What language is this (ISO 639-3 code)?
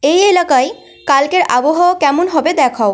ben